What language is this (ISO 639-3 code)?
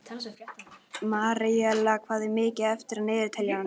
isl